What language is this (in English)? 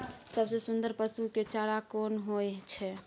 Maithili